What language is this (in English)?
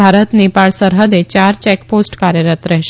Gujarati